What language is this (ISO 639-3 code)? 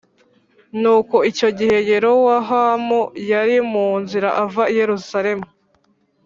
kin